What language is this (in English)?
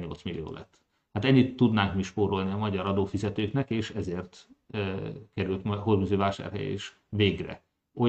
Hungarian